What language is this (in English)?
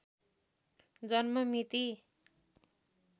Nepali